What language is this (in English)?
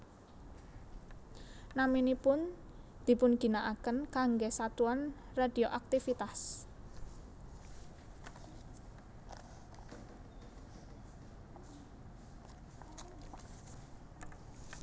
Javanese